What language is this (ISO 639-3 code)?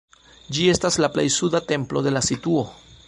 epo